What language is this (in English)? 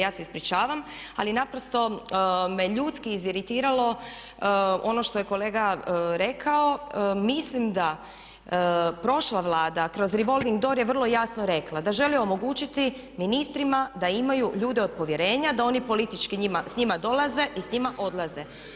Croatian